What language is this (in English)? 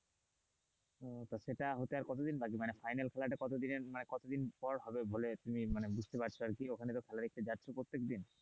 Bangla